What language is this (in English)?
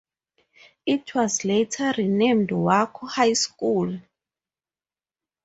English